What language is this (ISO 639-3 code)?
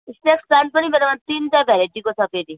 nep